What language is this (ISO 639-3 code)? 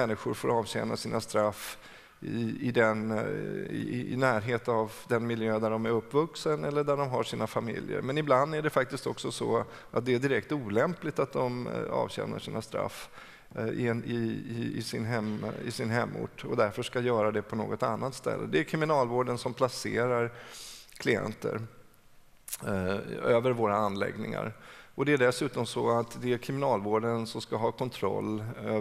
swe